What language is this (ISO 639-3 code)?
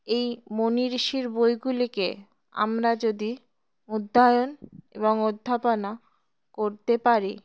ben